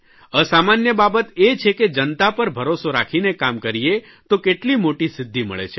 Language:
Gujarati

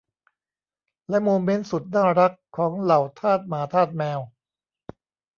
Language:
Thai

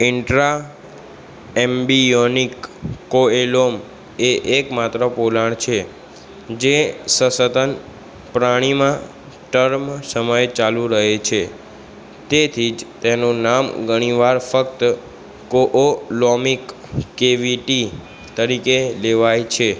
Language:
Gujarati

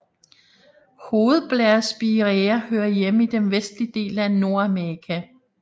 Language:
Danish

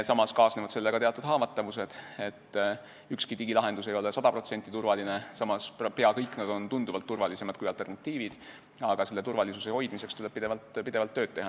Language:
Estonian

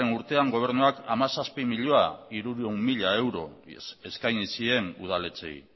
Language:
Basque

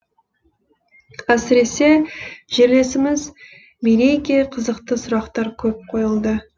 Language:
Kazakh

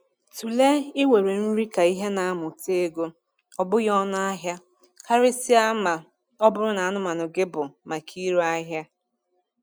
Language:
Igbo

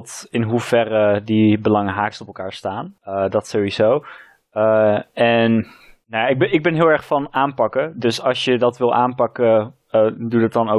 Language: Dutch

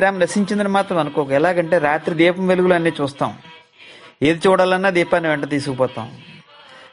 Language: Telugu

